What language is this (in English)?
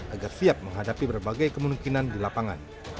Indonesian